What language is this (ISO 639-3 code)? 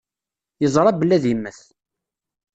kab